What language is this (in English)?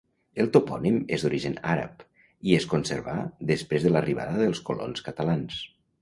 Catalan